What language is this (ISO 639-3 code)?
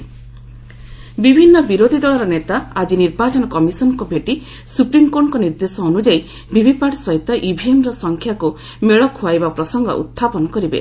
ori